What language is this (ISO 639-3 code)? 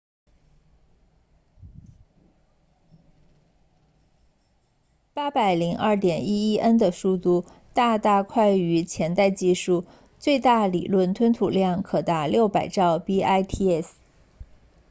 zho